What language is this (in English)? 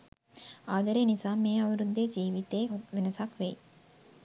Sinhala